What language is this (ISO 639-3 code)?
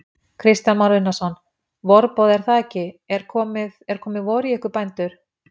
isl